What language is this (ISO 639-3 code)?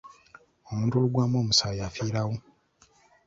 lug